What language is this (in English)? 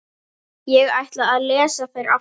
Icelandic